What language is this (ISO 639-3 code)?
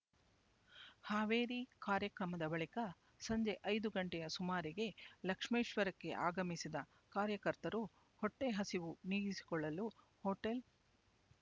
kan